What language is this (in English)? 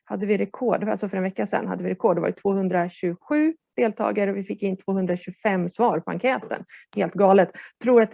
Swedish